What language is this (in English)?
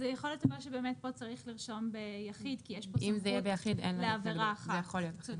Hebrew